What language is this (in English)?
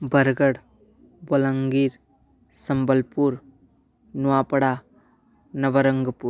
Sanskrit